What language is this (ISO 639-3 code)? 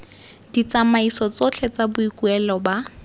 tsn